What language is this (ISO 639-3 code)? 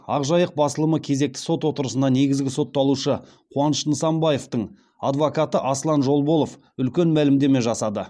kaz